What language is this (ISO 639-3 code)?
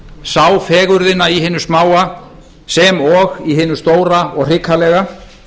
isl